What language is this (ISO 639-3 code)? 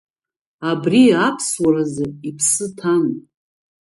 abk